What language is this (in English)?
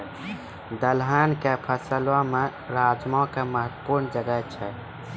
Maithili